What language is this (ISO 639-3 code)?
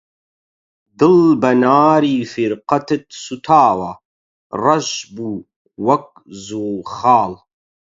ckb